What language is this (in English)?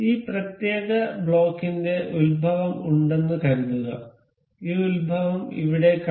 Malayalam